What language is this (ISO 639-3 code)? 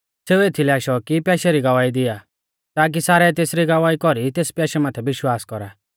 bfz